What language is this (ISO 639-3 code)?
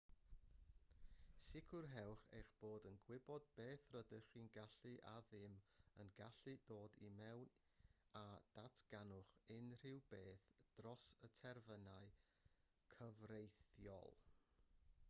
cym